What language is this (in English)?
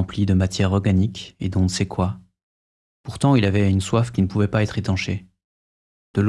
French